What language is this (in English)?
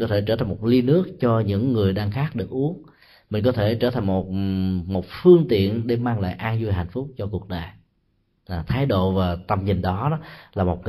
Vietnamese